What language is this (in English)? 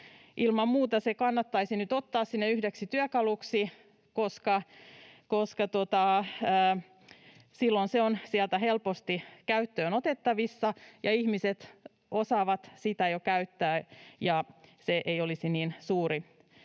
Finnish